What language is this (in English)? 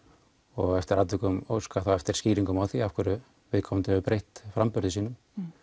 Icelandic